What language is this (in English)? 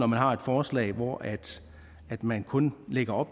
Danish